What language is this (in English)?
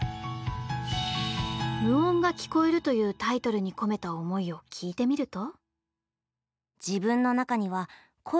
Japanese